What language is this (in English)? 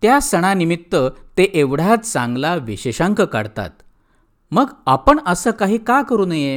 Marathi